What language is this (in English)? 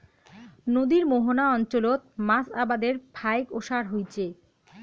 Bangla